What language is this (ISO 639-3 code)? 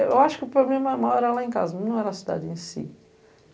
por